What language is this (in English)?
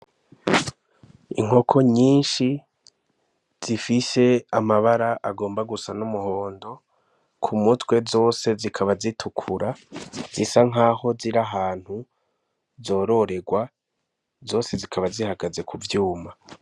Rundi